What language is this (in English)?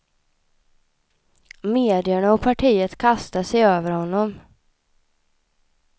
Swedish